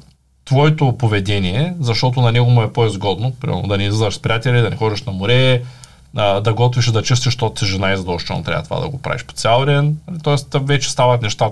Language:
Bulgarian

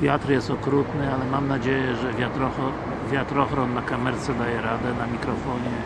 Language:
Polish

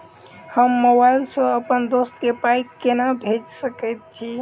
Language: Maithili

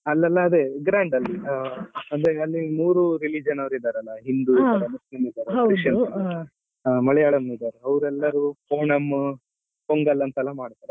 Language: Kannada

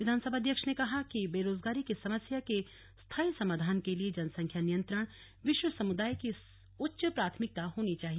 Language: Hindi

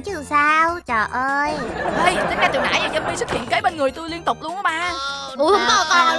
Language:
Vietnamese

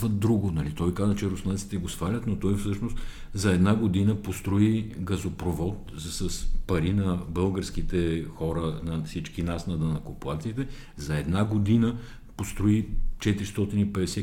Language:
Bulgarian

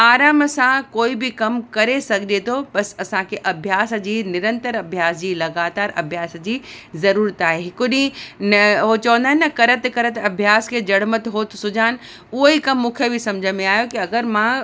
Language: Sindhi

